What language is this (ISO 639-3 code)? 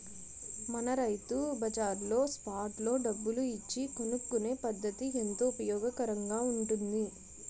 tel